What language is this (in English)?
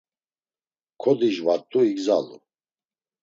Laz